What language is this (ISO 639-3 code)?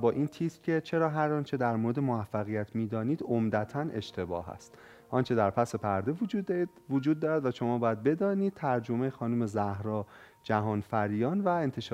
fas